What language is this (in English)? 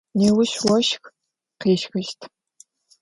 Adyghe